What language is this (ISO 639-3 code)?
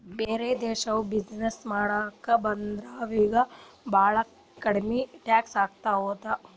kan